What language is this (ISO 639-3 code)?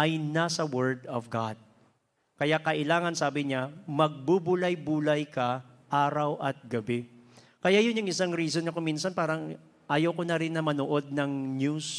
fil